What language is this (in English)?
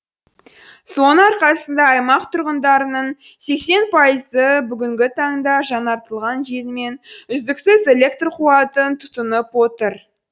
Kazakh